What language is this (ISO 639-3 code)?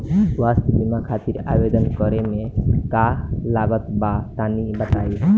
bho